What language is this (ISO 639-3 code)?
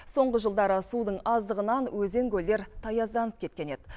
kaz